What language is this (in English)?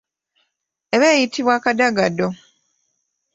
Ganda